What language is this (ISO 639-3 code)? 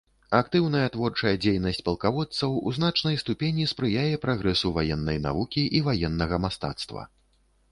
bel